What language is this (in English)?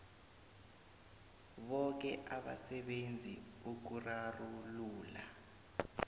South Ndebele